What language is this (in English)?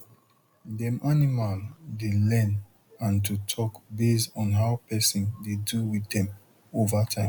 Nigerian Pidgin